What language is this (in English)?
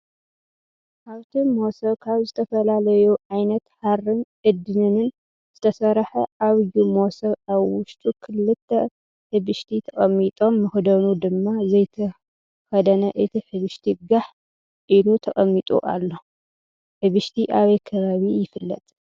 Tigrinya